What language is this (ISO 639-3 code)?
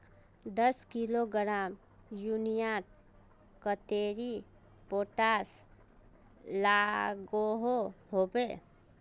mag